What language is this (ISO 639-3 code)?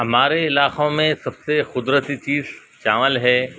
urd